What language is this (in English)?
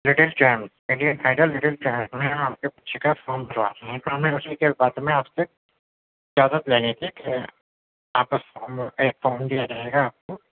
Urdu